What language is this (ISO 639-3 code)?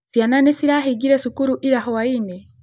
kik